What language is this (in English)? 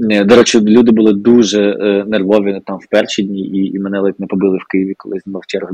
Ukrainian